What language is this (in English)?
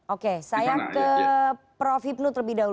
Indonesian